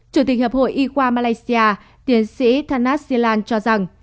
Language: Vietnamese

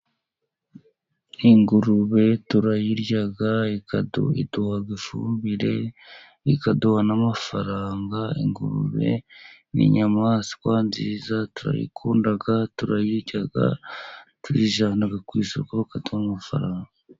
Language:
Kinyarwanda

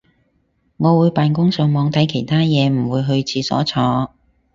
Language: Cantonese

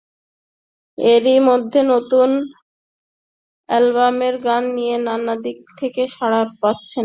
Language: Bangla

